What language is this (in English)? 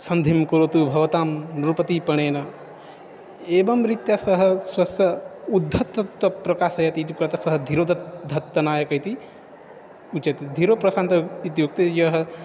Sanskrit